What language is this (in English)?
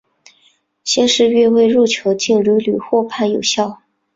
Chinese